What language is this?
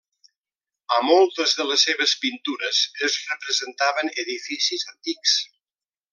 Catalan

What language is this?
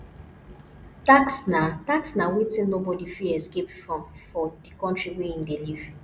Nigerian Pidgin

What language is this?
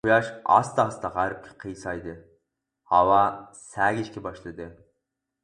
Uyghur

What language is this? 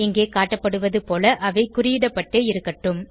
Tamil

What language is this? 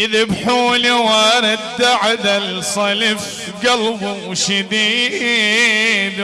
Arabic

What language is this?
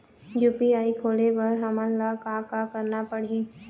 Chhattisgarhi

